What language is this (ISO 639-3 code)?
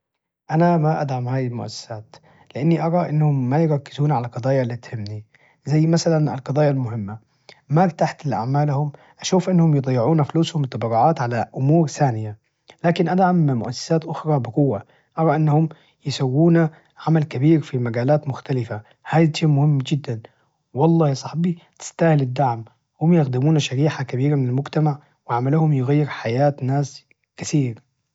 ars